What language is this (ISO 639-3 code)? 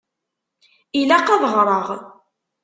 kab